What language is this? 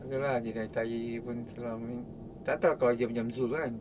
English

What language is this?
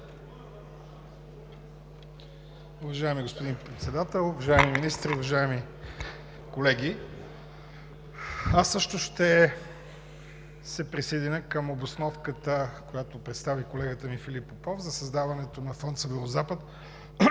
Bulgarian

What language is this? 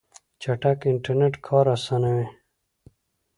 Pashto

